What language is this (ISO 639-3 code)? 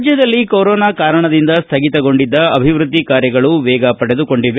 kan